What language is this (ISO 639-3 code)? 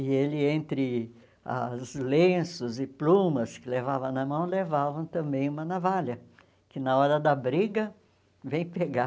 por